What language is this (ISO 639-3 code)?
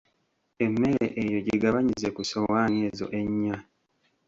lug